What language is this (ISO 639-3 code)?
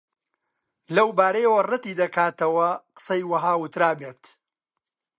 ckb